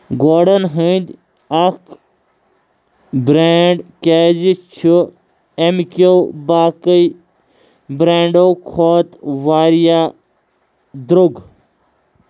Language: Kashmiri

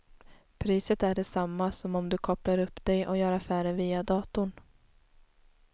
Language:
Swedish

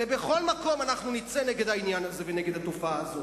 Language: Hebrew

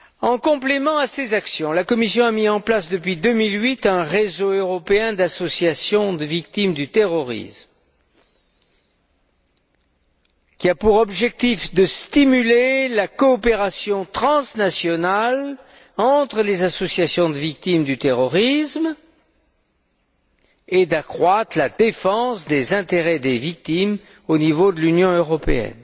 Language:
French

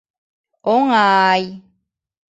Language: Mari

